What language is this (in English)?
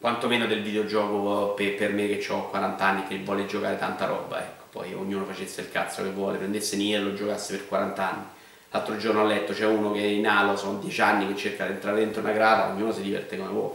Italian